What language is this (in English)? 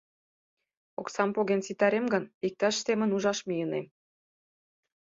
Mari